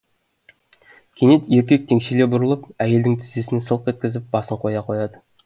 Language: Kazakh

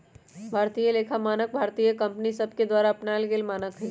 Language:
Magahi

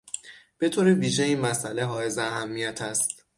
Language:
Persian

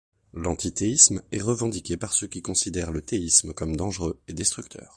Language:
French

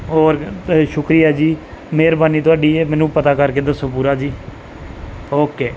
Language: Punjabi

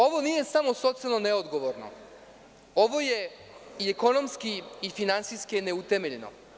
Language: Serbian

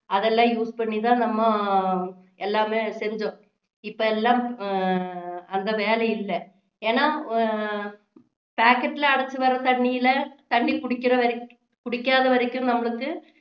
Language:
Tamil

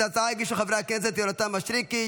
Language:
Hebrew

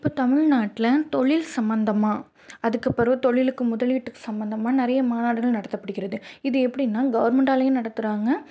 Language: Tamil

